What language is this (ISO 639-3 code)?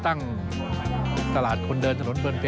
tha